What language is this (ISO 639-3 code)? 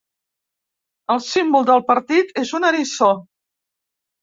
cat